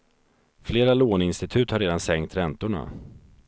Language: Swedish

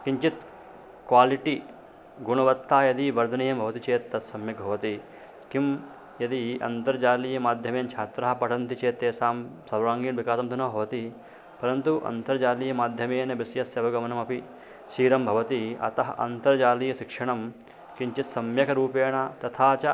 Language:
Sanskrit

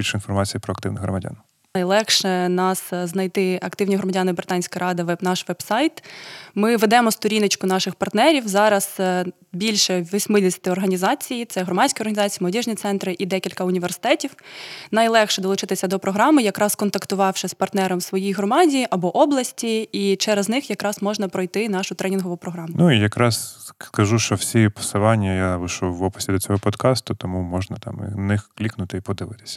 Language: Ukrainian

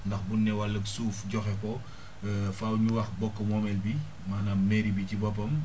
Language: Wolof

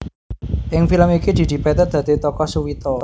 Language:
Javanese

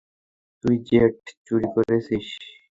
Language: Bangla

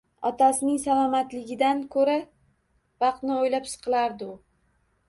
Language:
Uzbek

